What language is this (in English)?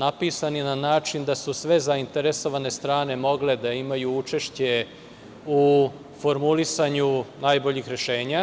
Serbian